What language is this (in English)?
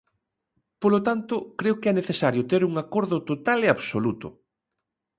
Galician